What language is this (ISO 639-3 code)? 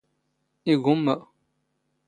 zgh